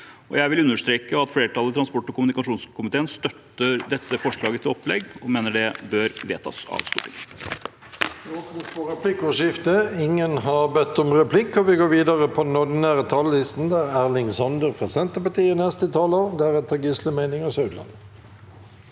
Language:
Norwegian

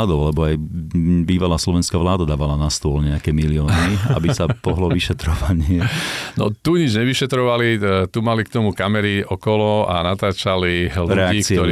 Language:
Slovak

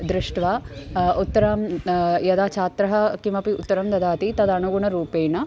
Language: Sanskrit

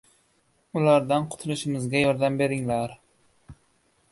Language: Uzbek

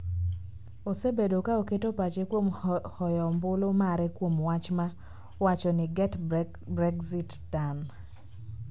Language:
Luo (Kenya and Tanzania)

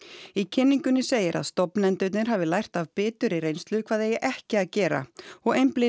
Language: Icelandic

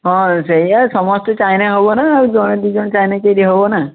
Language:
Odia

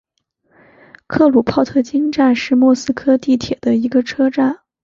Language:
Chinese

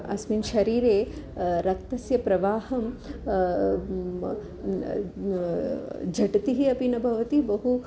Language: Sanskrit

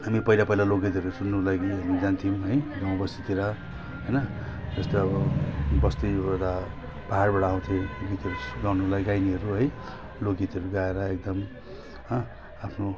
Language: Nepali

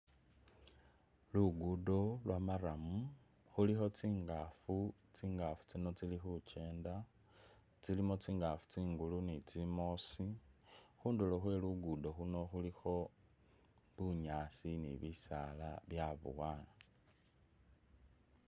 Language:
Masaaba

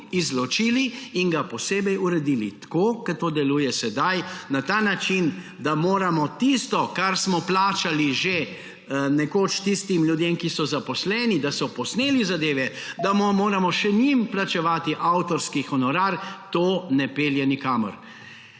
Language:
Slovenian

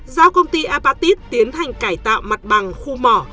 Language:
Vietnamese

